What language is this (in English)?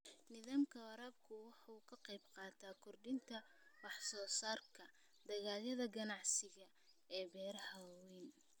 Somali